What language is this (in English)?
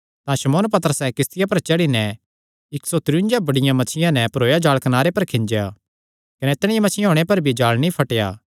Kangri